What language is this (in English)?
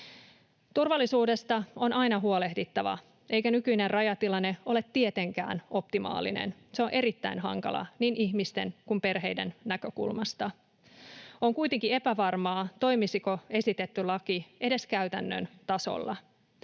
Finnish